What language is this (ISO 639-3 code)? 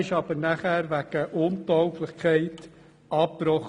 gsw